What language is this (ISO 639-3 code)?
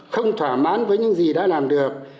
vie